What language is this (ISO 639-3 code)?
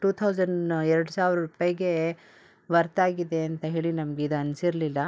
kan